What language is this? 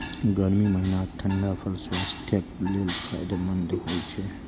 Maithili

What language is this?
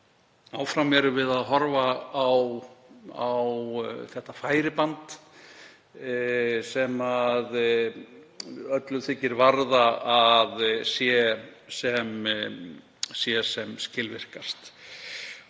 Icelandic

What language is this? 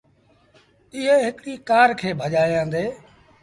Sindhi Bhil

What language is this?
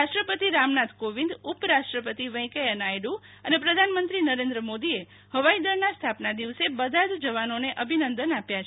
Gujarati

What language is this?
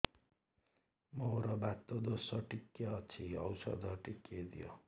Odia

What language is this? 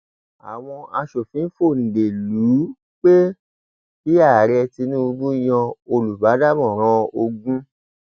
Yoruba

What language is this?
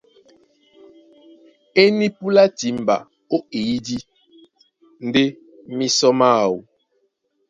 Duala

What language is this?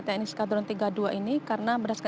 Indonesian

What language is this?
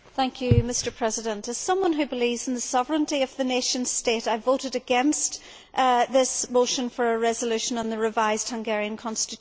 English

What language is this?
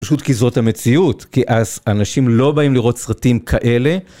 Hebrew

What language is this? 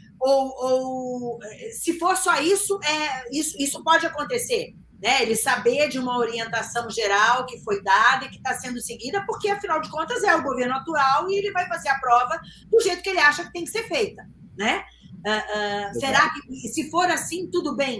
Portuguese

